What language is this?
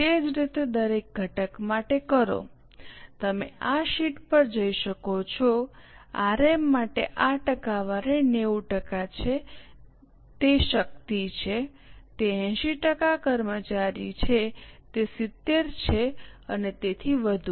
Gujarati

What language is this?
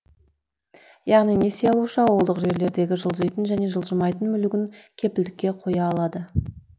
Kazakh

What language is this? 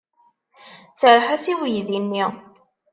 Kabyle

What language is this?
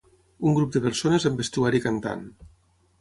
Catalan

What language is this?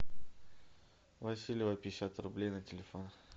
Russian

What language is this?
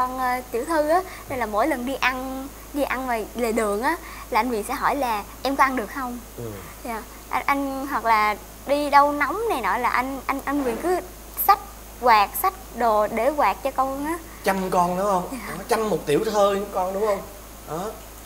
Vietnamese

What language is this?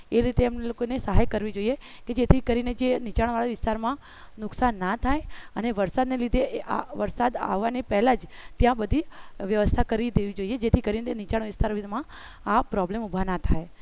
Gujarati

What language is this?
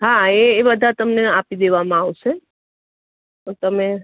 Gujarati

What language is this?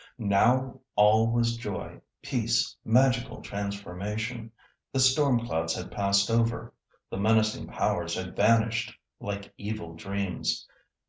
English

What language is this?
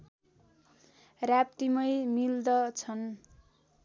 Nepali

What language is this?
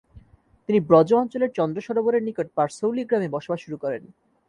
Bangla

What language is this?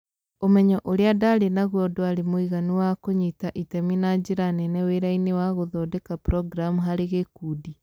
Kikuyu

